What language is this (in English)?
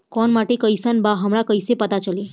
Bhojpuri